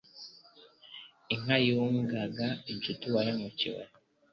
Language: Kinyarwanda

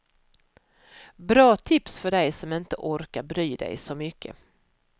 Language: Swedish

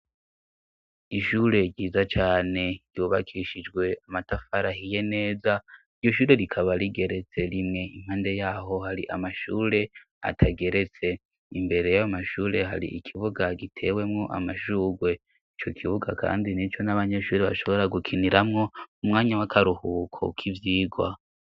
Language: Rundi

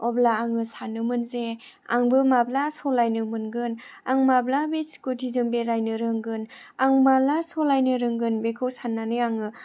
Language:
Bodo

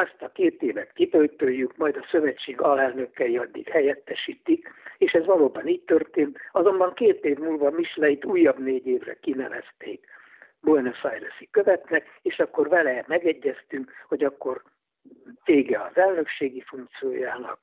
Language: Hungarian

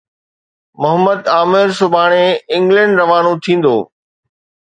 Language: Sindhi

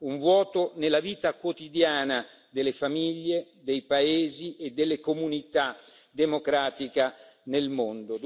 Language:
Italian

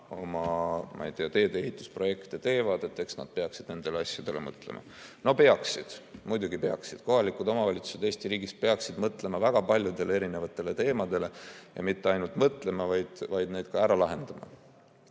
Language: Estonian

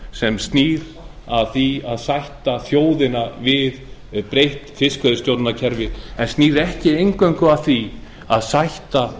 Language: Icelandic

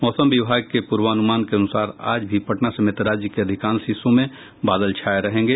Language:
Hindi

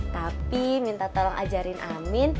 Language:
Indonesian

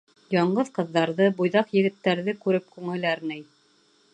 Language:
Bashkir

